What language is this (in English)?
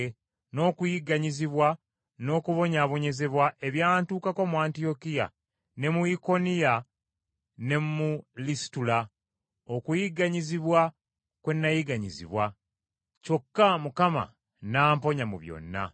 Ganda